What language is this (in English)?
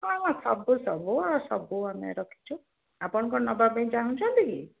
Odia